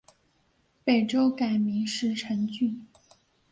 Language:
Chinese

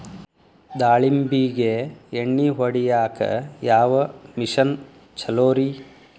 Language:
Kannada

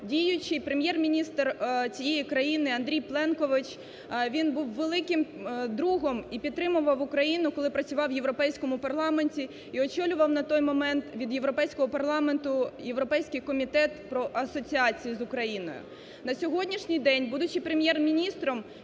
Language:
Ukrainian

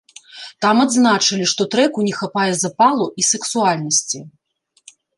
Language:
Belarusian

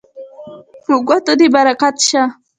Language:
Pashto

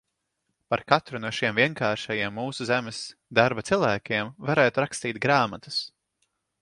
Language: Latvian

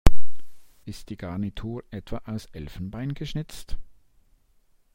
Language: German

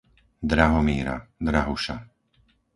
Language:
Slovak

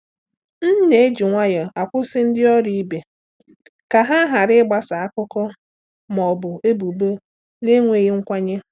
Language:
Igbo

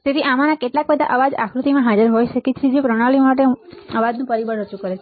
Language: Gujarati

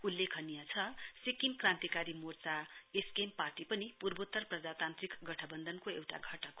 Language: Nepali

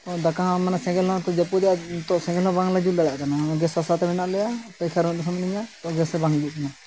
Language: Santali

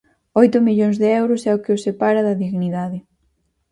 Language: Galician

